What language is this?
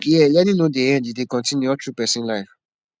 Nigerian Pidgin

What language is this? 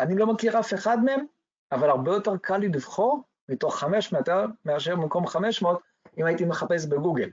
Hebrew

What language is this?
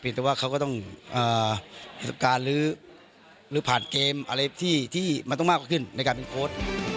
Thai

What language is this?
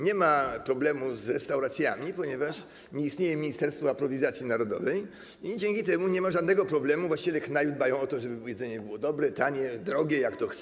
Polish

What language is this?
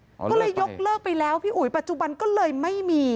Thai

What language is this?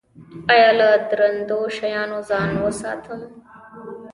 Pashto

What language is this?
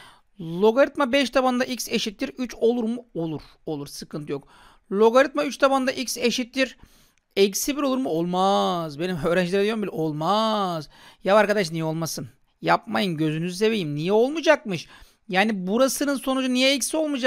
Turkish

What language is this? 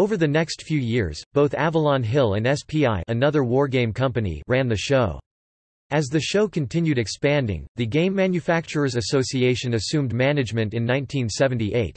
English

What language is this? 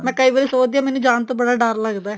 Punjabi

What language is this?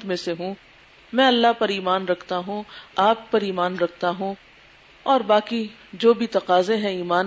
Urdu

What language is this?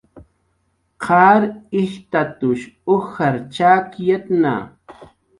Jaqaru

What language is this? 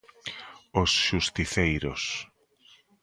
Galician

